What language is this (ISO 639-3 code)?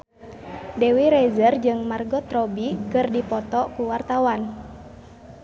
sun